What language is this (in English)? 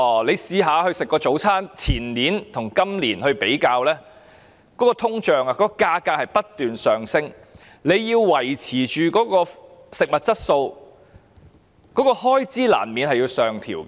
Cantonese